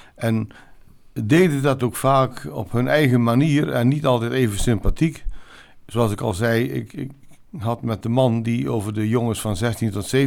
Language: Dutch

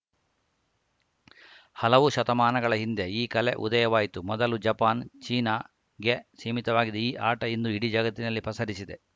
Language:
Kannada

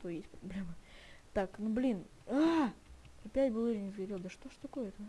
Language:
Russian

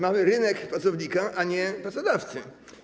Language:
Polish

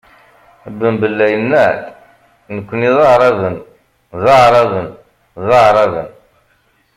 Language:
Kabyle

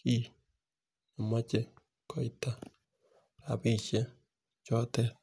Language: Kalenjin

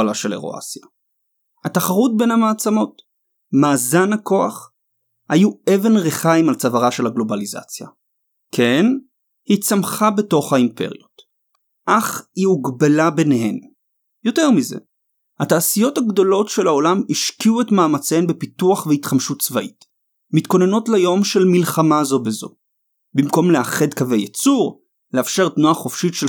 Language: Hebrew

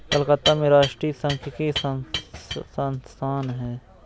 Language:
Hindi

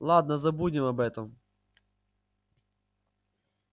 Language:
Russian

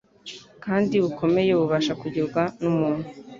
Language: Kinyarwanda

